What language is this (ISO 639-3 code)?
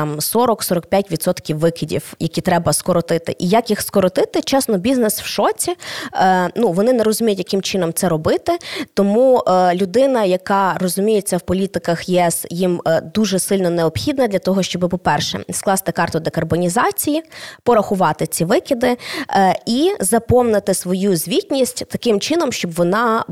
ukr